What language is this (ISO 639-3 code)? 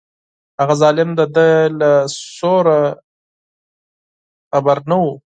pus